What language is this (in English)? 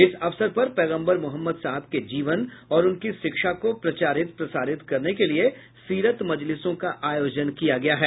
Hindi